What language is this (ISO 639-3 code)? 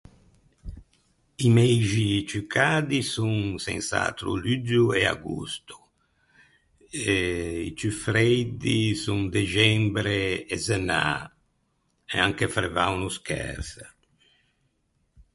lij